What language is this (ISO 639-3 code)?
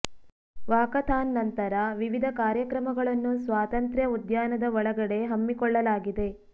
kan